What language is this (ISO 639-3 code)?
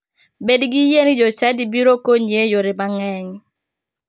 luo